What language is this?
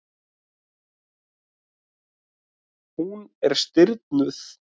Icelandic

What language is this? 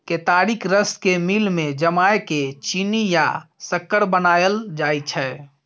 Maithili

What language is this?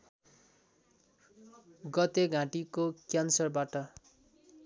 Nepali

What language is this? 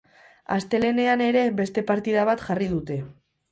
Basque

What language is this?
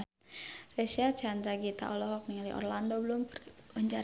Sundanese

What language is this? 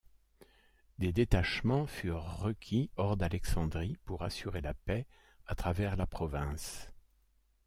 French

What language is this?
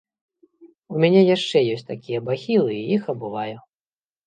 Belarusian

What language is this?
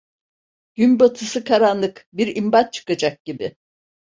Turkish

